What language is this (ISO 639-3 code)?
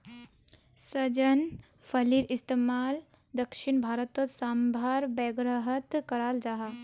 mag